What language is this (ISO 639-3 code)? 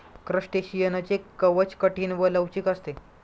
mar